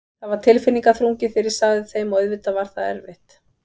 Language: Icelandic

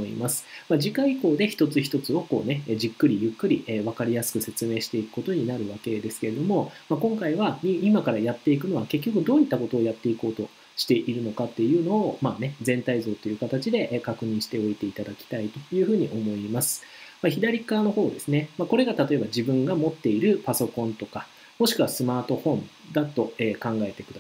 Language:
Japanese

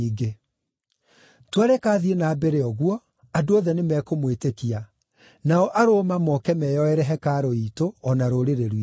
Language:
Kikuyu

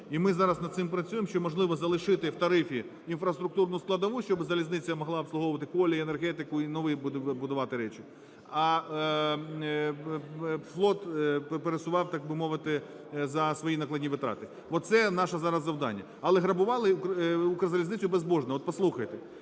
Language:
Ukrainian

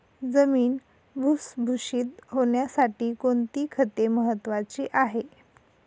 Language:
Marathi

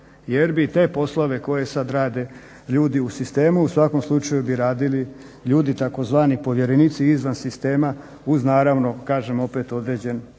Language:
Croatian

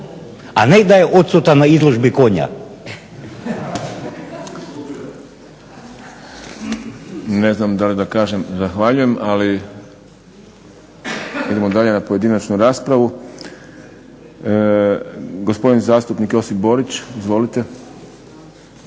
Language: Croatian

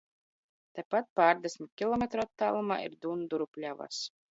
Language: Latvian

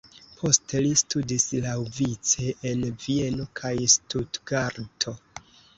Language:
Esperanto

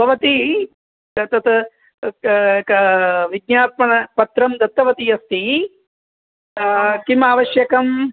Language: Sanskrit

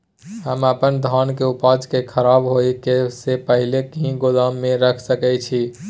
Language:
Maithili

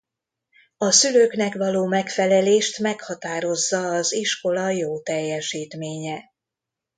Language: Hungarian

